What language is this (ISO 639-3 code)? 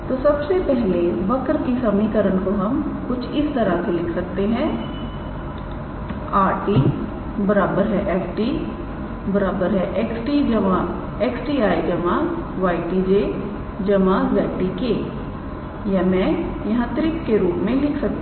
hin